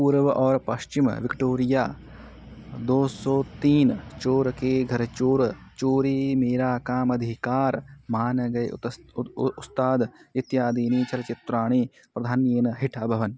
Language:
Sanskrit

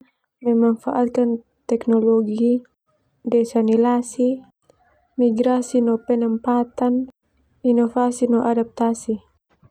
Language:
Termanu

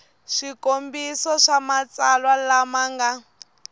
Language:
Tsonga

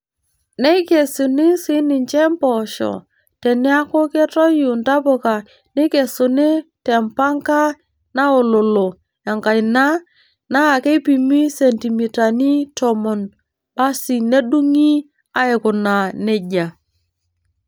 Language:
Masai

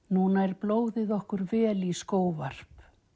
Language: Icelandic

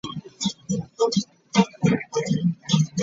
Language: Ganda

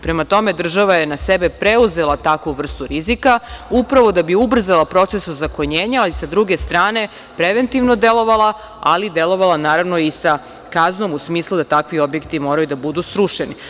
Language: Serbian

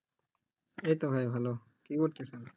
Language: Bangla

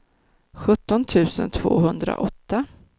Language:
Swedish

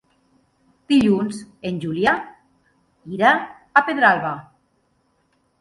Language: Catalan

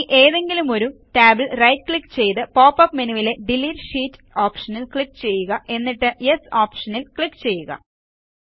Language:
Malayalam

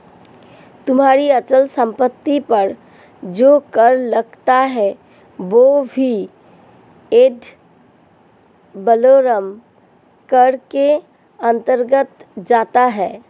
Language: Hindi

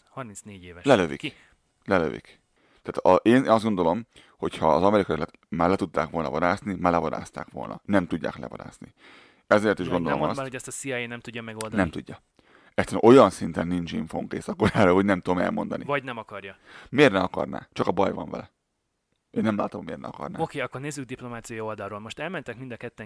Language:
Hungarian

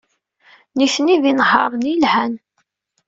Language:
Kabyle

